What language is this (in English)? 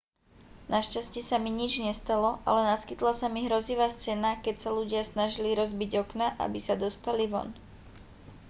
Slovak